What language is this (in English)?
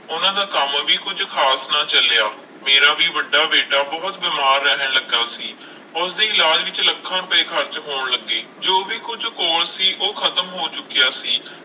Punjabi